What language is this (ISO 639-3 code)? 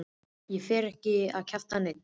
isl